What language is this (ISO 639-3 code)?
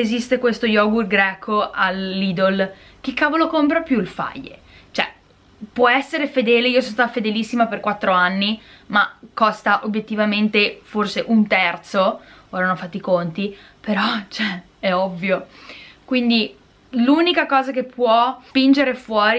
ita